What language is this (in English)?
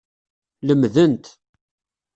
Kabyle